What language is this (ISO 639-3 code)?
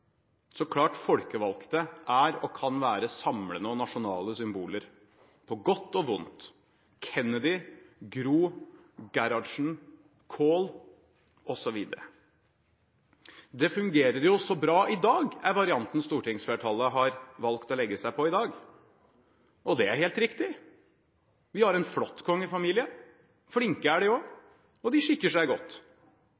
nob